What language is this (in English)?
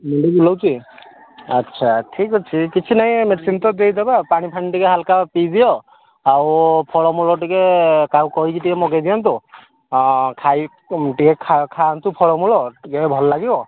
Odia